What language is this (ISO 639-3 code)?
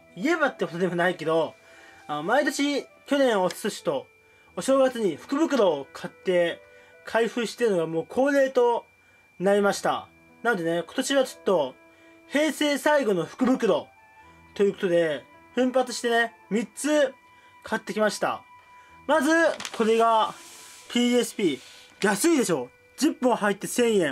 jpn